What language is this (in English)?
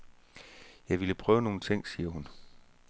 Danish